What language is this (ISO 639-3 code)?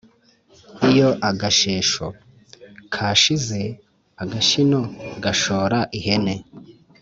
kin